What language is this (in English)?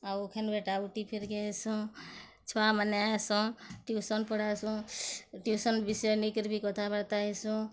Odia